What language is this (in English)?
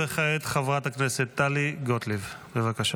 Hebrew